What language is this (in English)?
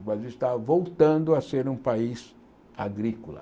Portuguese